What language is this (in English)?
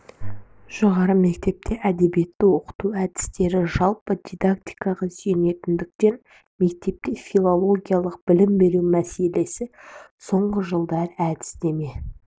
Kazakh